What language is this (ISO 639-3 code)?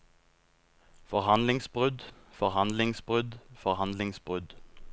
nor